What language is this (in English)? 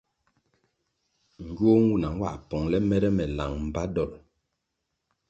Kwasio